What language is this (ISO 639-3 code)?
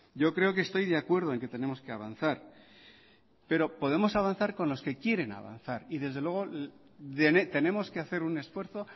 spa